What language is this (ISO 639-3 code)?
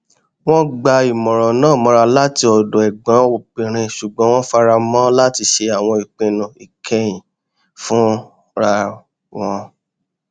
yor